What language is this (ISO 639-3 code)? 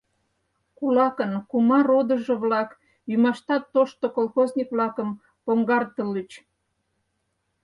chm